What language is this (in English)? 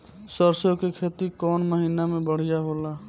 Bhojpuri